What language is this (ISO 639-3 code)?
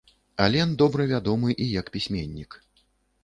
bel